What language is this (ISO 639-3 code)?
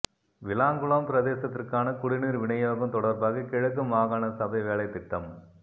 tam